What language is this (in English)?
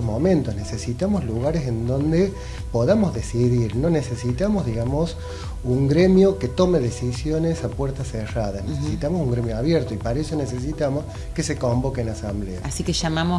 Spanish